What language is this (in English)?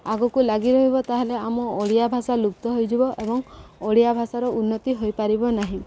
Odia